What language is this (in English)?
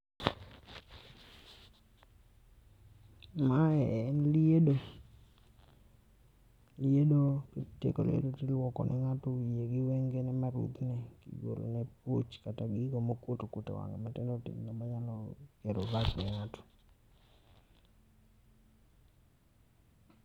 Luo (Kenya and Tanzania)